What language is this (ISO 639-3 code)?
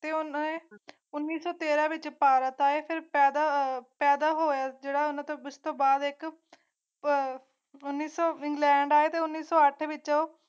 pan